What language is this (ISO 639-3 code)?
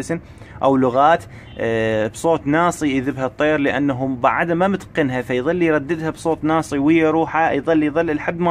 ara